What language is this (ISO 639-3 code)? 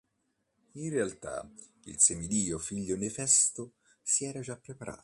ita